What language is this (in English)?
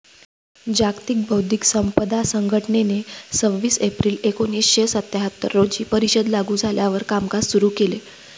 Marathi